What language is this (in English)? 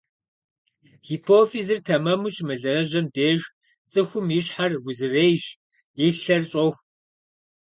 Kabardian